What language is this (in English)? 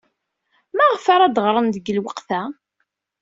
Kabyle